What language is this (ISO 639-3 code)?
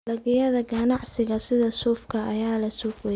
som